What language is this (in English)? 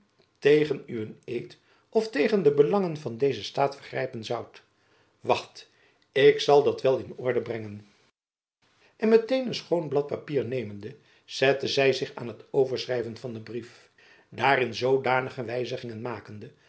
Dutch